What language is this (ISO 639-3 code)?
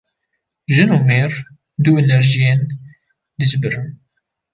kur